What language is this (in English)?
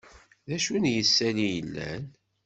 Kabyle